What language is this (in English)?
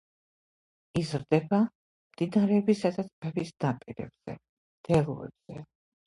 Georgian